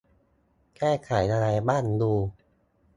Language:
Thai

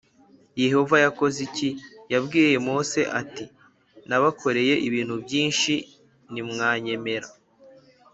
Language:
Kinyarwanda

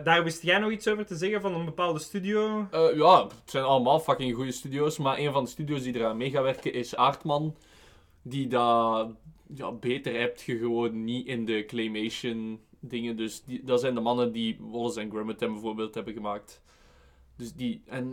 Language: Dutch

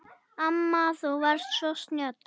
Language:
Icelandic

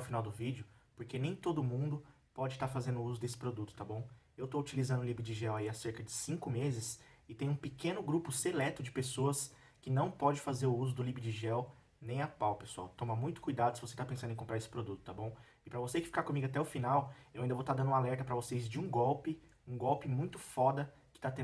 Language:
Portuguese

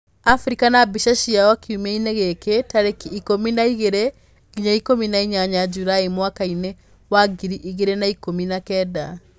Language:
Kikuyu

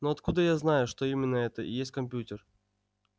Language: Russian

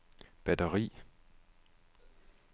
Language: Danish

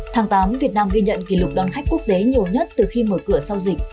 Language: Vietnamese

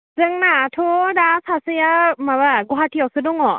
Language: Bodo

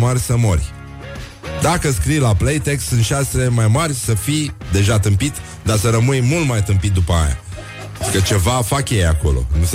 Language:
Romanian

